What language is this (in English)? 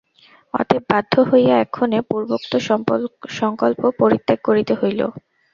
Bangla